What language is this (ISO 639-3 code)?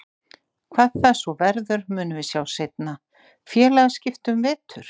isl